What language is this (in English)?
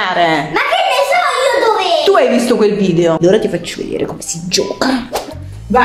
Italian